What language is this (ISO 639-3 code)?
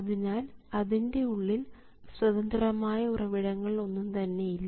mal